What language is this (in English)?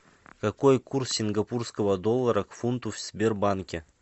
Russian